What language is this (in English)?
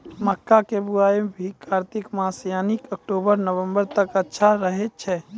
Maithili